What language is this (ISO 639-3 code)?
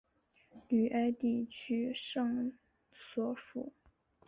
zho